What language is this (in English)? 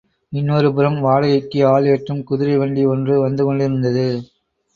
Tamil